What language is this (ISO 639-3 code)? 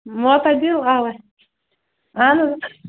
kas